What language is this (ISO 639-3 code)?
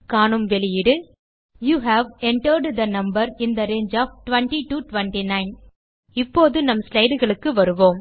tam